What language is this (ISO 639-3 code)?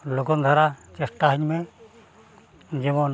sat